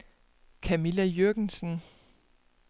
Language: Danish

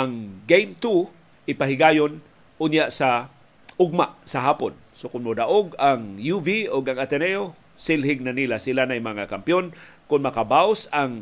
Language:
Filipino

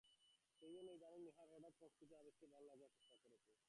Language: Bangla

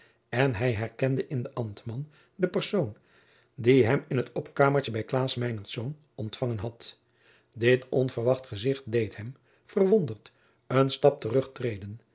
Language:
Dutch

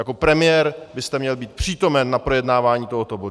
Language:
Czech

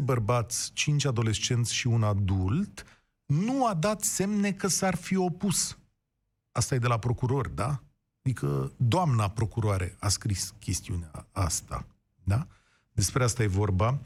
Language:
Romanian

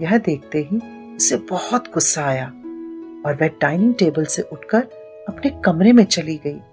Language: Hindi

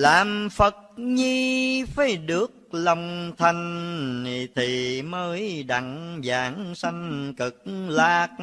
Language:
Vietnamese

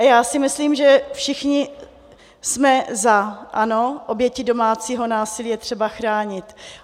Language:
Czech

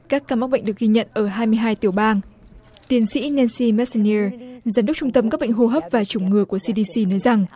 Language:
Vietnamese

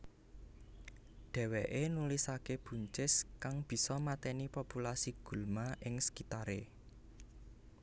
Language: Javanese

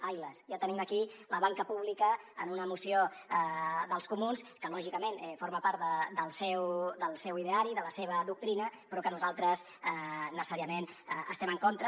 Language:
Catalan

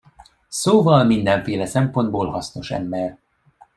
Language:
Hungarian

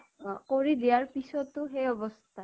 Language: Assamese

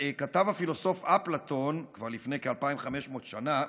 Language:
Hebrew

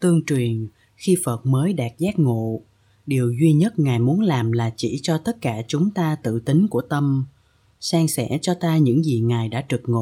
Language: Vietnamese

